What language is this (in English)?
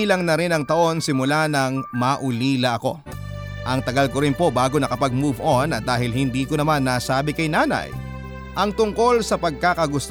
Filipino